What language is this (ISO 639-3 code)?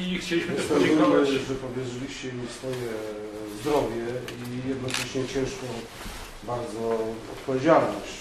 pol